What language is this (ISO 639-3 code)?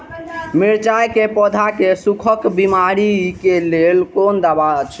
mai